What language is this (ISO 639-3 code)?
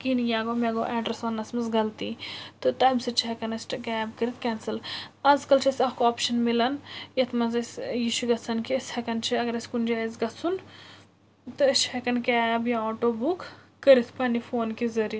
kas